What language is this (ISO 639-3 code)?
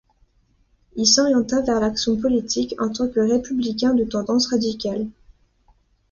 fra